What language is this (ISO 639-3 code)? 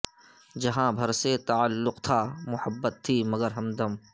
urd